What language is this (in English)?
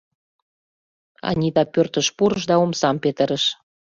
Mari